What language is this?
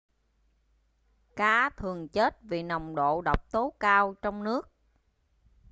Vietnamese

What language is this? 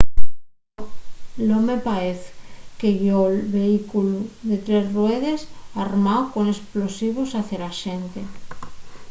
Asturian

